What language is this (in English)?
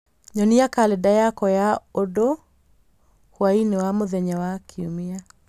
Kikuyu